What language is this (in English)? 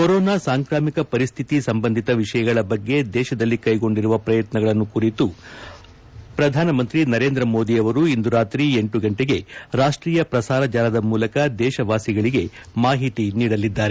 Kannada